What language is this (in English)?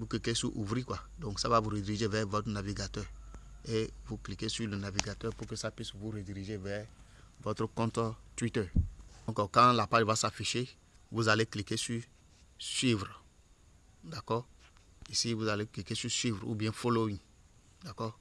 French